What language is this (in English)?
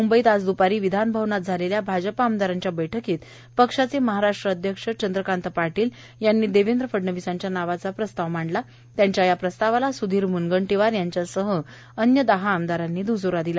Marathi